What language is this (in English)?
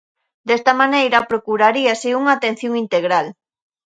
Galician